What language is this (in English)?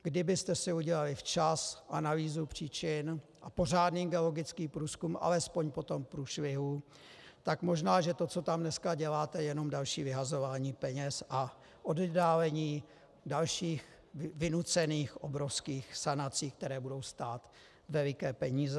Czech